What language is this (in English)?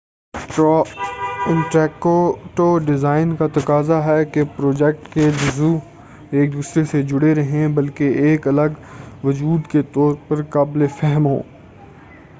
Urdu